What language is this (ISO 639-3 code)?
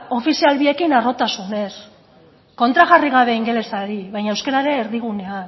eus